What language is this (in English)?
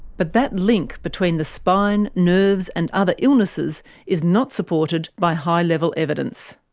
English